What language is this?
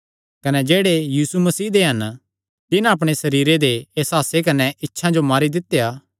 Kangri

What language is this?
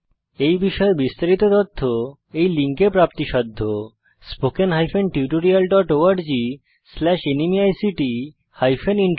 Bangla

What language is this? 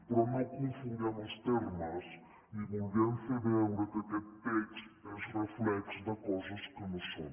Catalan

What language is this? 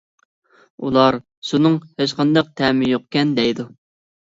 Uyghur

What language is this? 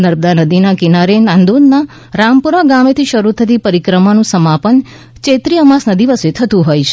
Gujarati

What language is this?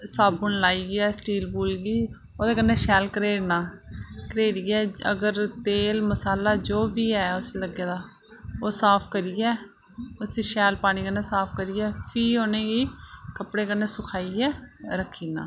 Dogri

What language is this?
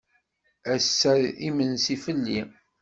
Kabyle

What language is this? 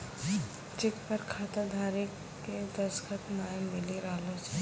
Maithili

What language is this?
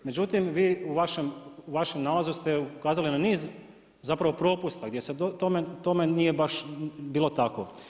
Croatian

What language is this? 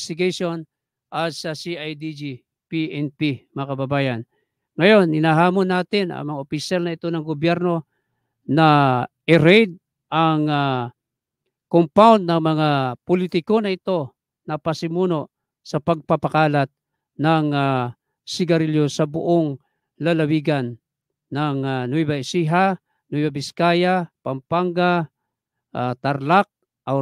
Filipino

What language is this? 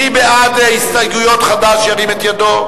Hebrew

